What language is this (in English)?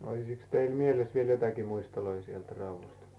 Finnish